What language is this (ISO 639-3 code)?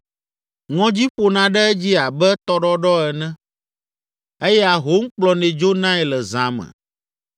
ewe